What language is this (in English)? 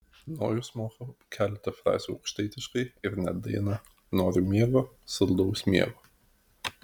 Lithuanian